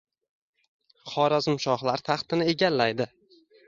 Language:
Uzbek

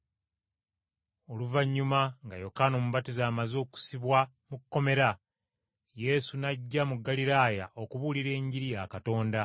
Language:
Ganda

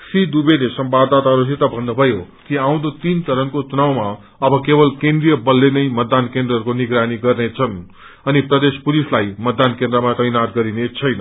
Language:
Nepali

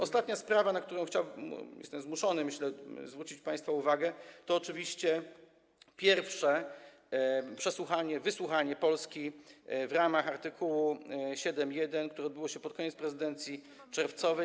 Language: Polish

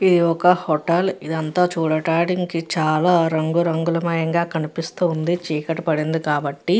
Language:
Telugu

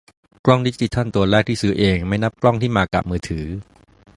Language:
Thai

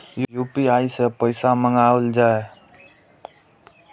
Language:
Maithili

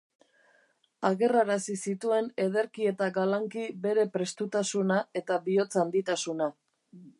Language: Basque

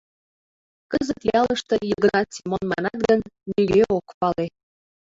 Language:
Mari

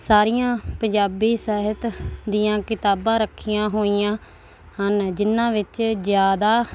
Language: Punjabi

